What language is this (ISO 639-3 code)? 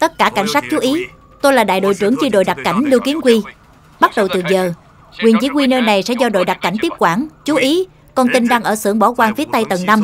vie